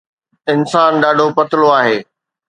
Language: Sindhi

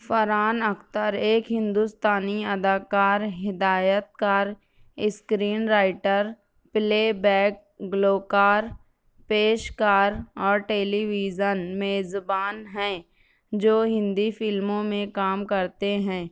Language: Urdu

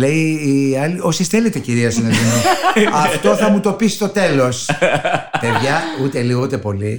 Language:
Greek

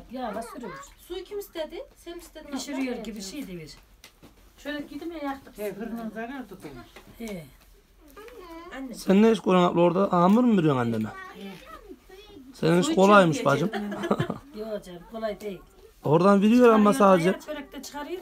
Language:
Turkish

